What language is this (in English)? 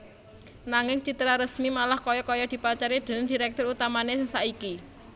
Javanese